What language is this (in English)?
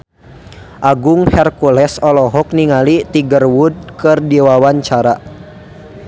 Sundanese